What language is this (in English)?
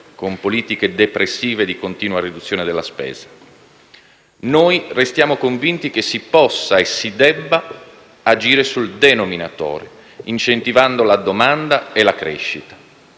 Italian